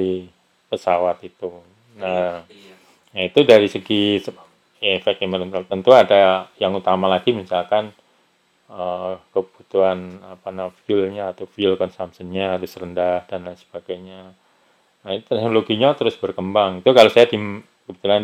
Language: Indonesian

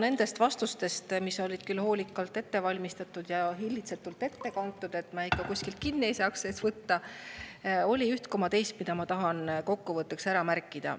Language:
Estonian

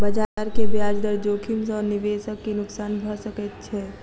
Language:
Maithili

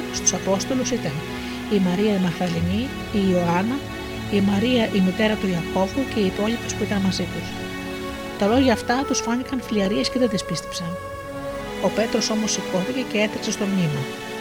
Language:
Greek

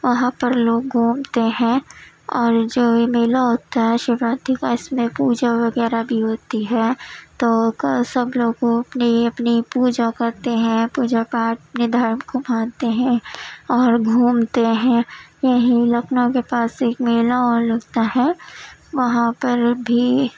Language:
Urdu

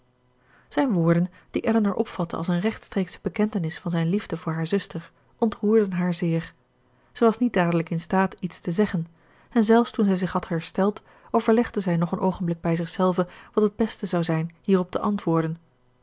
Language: Dutch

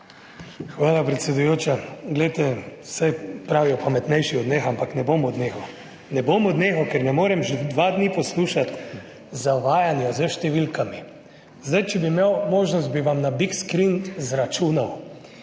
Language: Slovenian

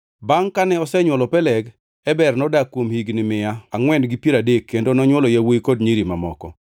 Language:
Luo (Kenya and Tanzania)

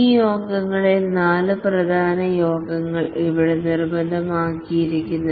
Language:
Malayalam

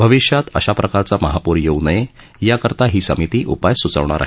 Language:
Marathi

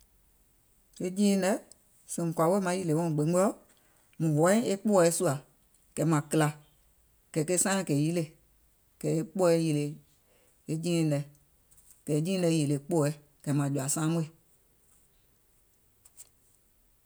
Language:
Gola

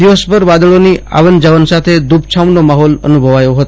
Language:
Gujarati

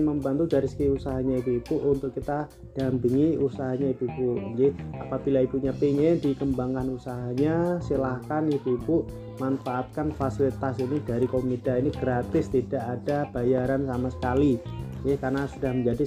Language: Indonesian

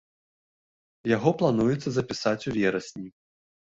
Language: Belarusian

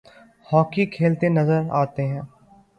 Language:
Urdu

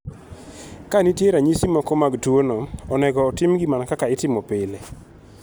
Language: Luo (Kenya and Tanzania)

